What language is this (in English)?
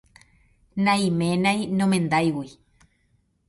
Guarani